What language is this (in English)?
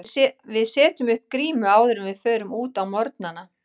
Icelandic